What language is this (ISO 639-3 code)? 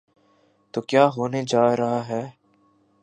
urd